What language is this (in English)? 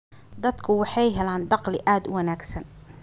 Somali